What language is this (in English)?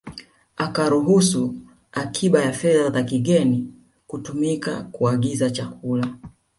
Swahili